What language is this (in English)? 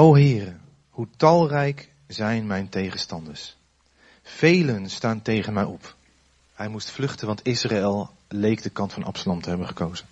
Dutch